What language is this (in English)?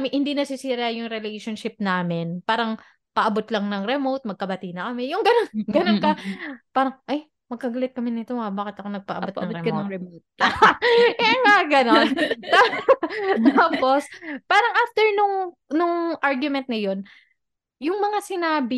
Filipino